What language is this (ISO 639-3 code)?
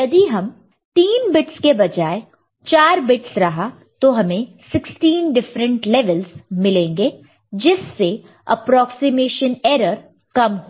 hin